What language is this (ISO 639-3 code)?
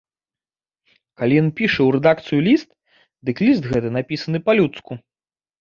bel